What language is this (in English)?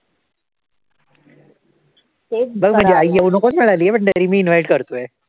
Marathi